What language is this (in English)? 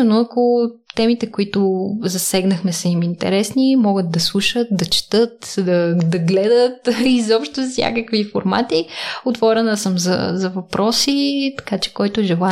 Bulgarian